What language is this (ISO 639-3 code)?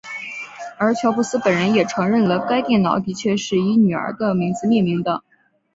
zho